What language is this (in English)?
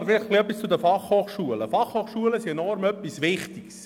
Swiss German